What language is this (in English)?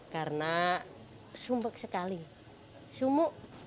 Indonesian